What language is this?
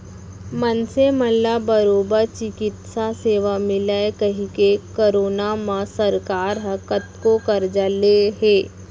Chhattisgarhi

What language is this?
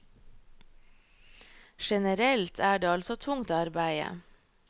Norwegian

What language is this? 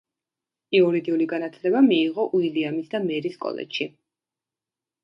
Georgian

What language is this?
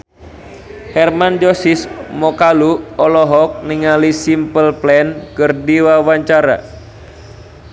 Sundanese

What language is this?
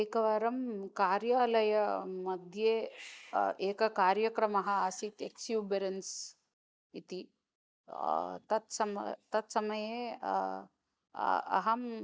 Sanskrit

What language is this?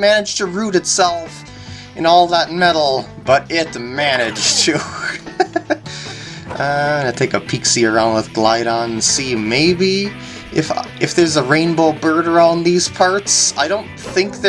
English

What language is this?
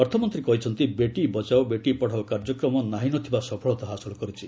Odia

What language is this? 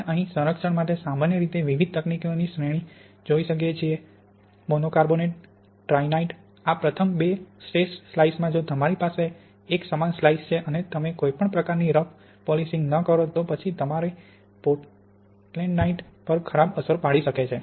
Gujarati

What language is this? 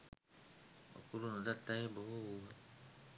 Sinhala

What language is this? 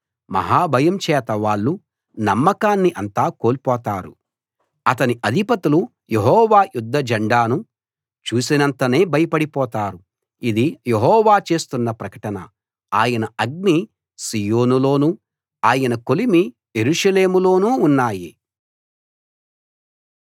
Telugu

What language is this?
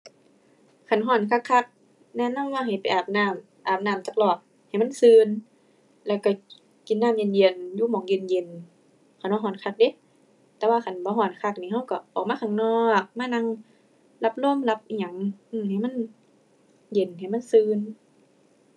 Thai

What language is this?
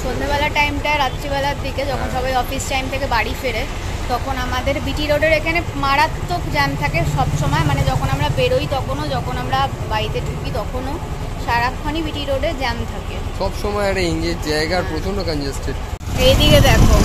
Bangla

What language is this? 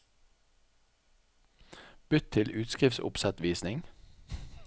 Norwegian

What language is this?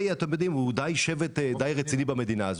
Hebrew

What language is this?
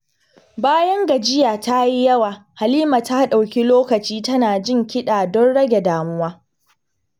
Hausa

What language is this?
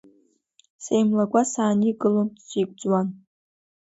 Abkhazian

